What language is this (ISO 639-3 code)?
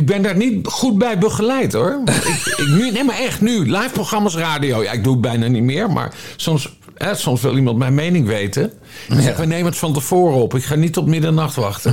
nld